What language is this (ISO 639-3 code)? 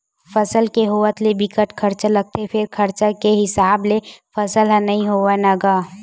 hne